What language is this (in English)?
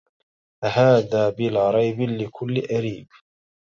Arabic